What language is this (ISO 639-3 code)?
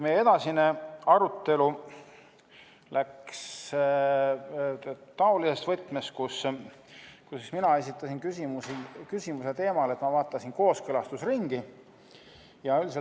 est